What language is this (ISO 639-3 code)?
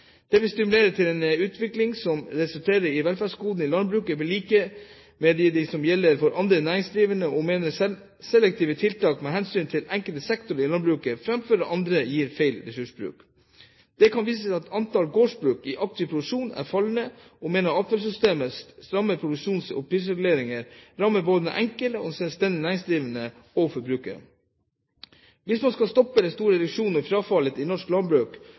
nob